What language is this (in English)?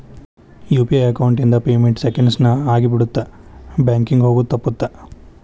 Kannada